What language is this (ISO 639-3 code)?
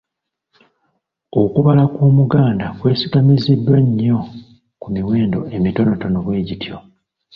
lug